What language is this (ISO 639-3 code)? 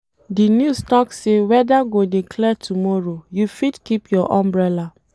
pcm